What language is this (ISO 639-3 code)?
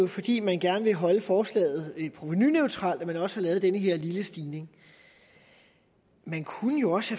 dan